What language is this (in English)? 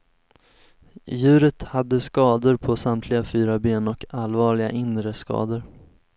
Swedish